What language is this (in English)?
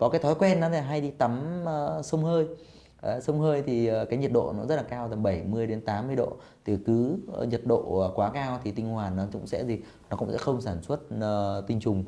Vietnamese